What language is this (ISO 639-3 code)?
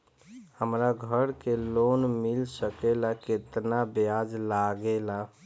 bho